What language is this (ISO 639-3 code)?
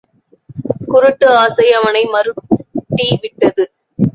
tam